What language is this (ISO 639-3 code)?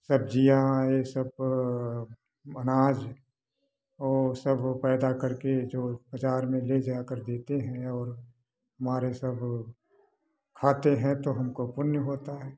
hin